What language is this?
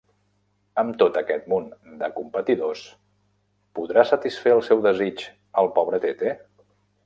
Catalan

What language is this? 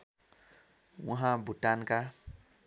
Nepali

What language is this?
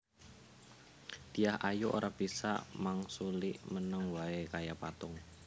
Javanese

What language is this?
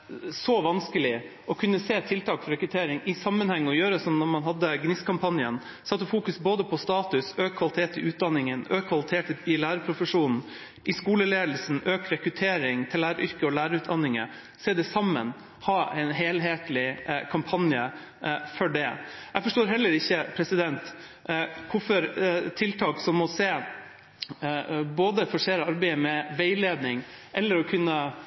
Norwegian Bokmål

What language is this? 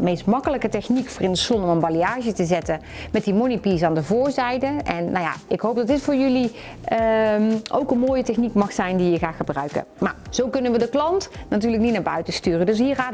Dutch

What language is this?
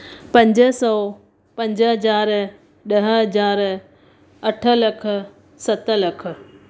Sindhi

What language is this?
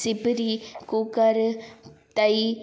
Sindhi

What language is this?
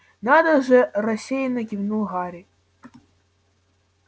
Russian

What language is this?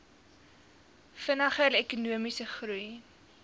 Afrikaans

